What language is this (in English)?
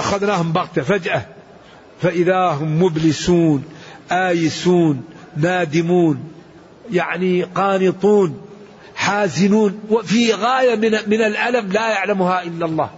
Arabic